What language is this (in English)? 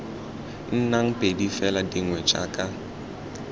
Tswana